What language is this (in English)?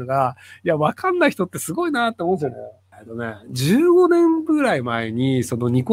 Japanese